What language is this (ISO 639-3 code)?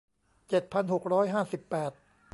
tha